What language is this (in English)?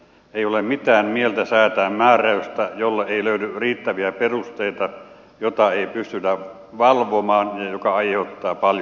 Finnish